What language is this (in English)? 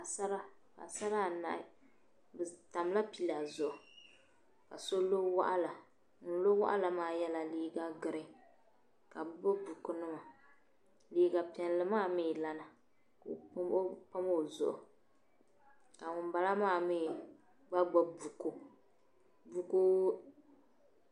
Dagbani